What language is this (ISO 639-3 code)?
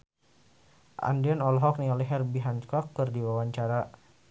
sun